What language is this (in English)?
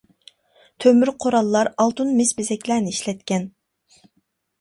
Uyghur